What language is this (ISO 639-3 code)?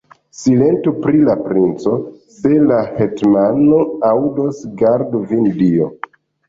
epo